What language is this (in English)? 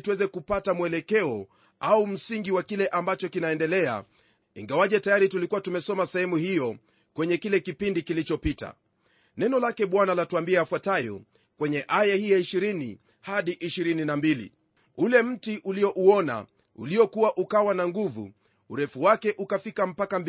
Swahili